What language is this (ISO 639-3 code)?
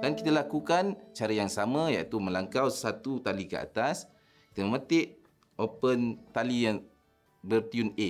msa